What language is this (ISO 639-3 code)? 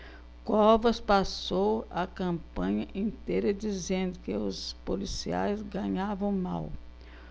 por